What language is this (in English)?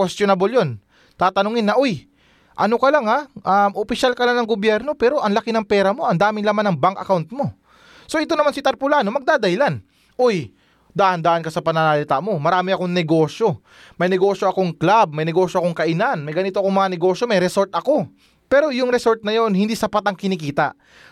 Filipino